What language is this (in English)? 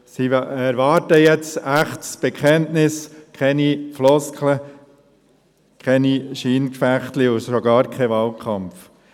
Swiss German